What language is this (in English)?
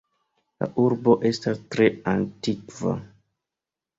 Esperanto